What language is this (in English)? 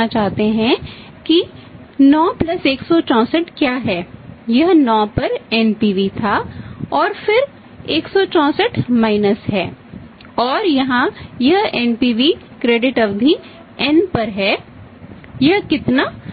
Hindi